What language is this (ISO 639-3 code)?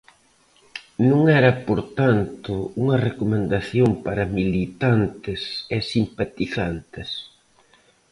glg